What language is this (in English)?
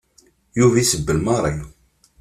Kabyle